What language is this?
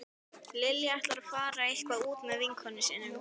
Icelandic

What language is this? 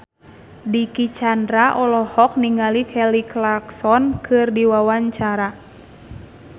Sundanese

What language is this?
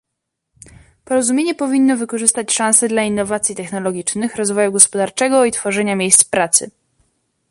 Polish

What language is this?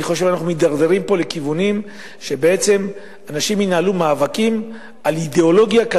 Hebrew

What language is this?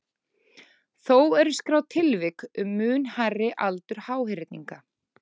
Icelandic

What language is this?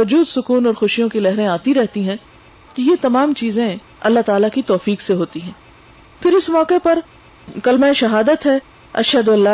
Urdu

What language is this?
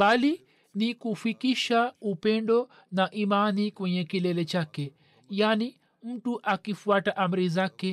Swahili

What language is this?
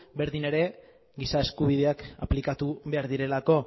Basque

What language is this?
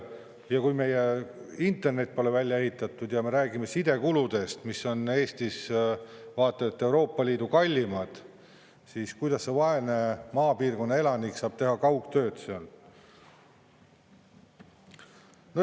Estonian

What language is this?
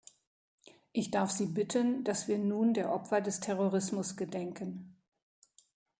German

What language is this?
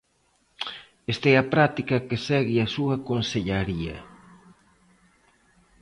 Galician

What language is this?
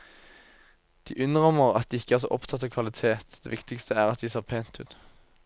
Norwegian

